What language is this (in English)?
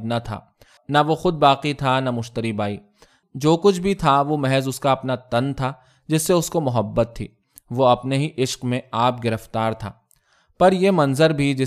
Urdu